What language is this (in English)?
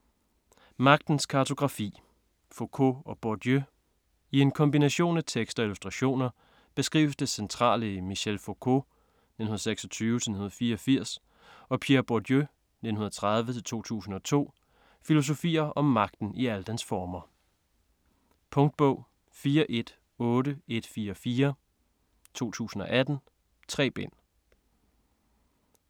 Danish